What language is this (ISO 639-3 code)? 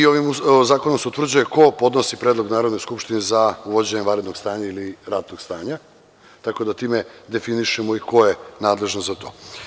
srp